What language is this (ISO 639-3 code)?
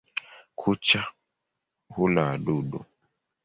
swa